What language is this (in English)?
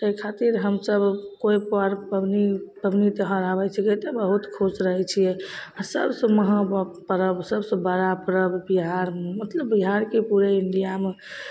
Maithili